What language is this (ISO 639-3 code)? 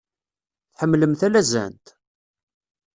kab